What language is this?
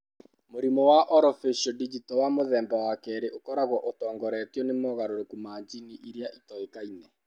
Kikuyu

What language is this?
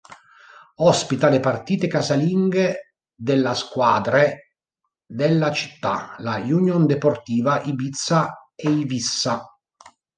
Italian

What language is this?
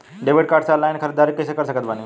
Bhojpuri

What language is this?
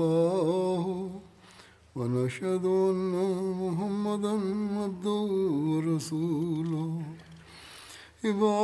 Bulgarian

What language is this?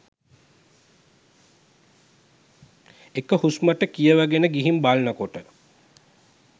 Sinhala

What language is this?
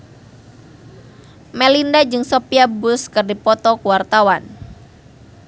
Sundanese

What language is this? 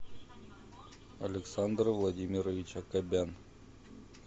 Russian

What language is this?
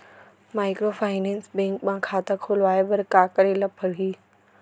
Chhattisgarhi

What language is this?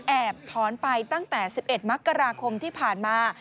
Thai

